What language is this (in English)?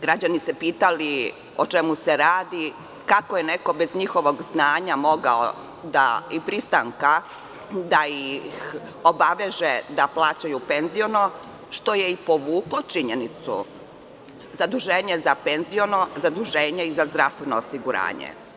Serbian